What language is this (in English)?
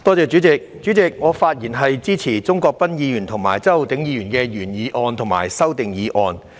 Cantonese